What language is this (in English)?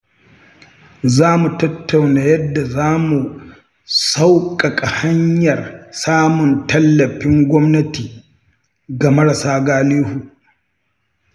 Hausa